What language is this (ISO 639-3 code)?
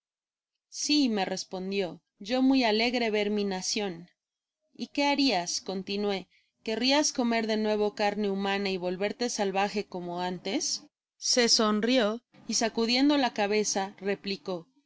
spa